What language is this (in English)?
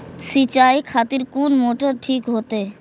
Maithili